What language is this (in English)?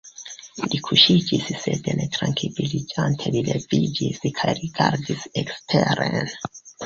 Esperanto